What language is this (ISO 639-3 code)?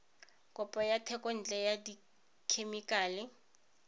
tsn